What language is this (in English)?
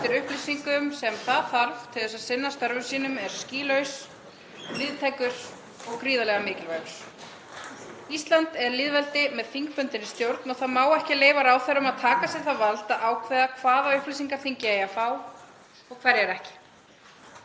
Icelandic